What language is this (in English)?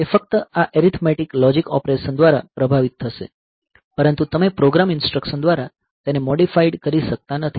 Gujarati